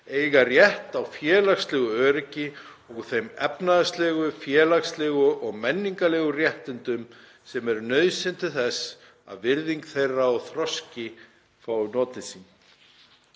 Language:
Icelandic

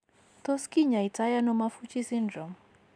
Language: Kalenjin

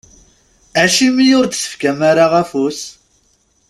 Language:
Kabyle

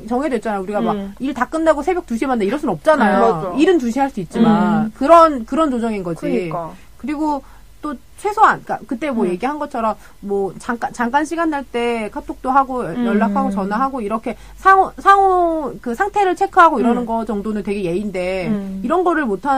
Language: Korean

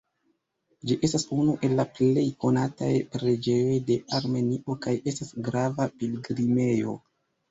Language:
Esperanto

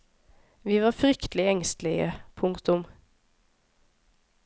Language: Norwegian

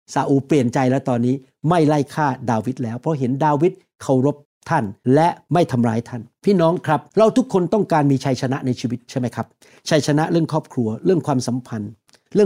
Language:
Thai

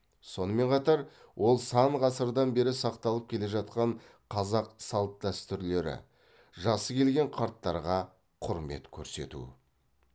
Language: Kazakh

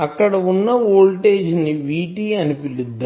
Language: Telugu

